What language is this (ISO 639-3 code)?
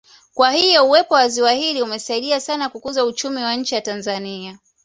swa